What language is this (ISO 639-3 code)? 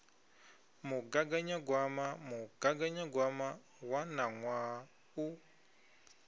ven